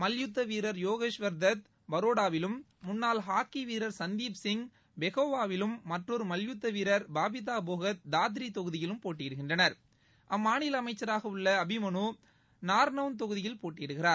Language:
Tamil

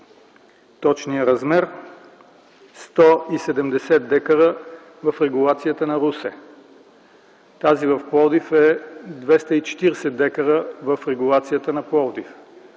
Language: Bulgarian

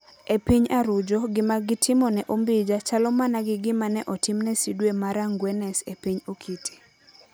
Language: Luo (Kenya and Tanzania)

